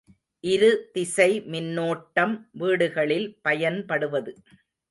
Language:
Tamil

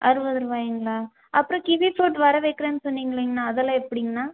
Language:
Tamil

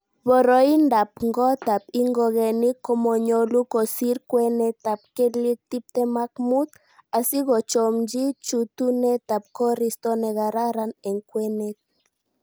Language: Kalenjin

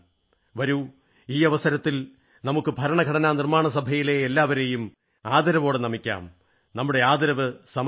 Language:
Malayalam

